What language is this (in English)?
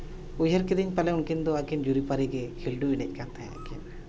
Santali